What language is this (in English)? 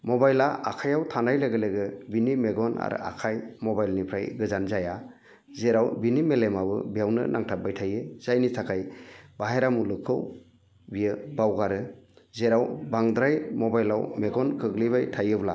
Bodo